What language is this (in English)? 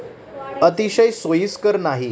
Marathi